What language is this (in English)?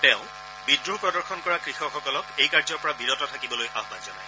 Assamese